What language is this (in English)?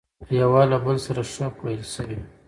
Pashto